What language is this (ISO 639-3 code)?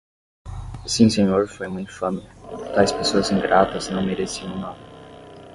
por